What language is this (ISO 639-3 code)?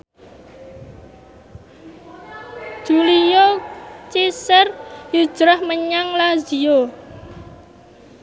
jav